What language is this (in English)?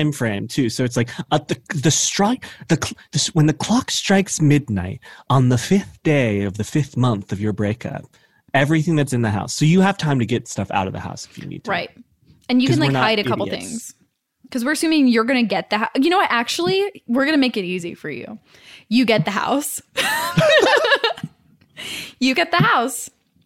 English